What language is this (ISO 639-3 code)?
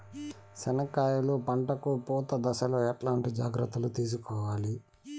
tel